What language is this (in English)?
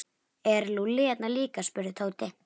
Icelandic